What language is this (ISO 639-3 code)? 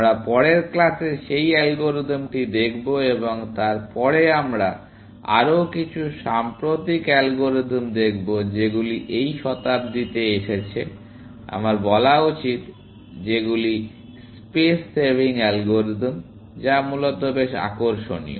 ben